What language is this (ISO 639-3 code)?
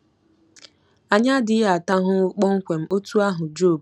ibo